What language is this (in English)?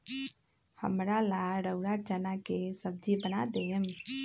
Magahi